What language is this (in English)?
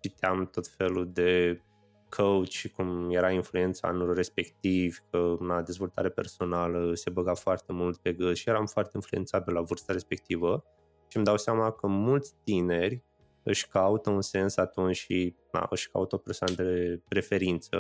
Romanian